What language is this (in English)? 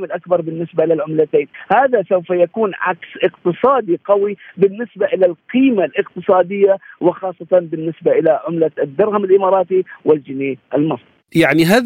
Arabic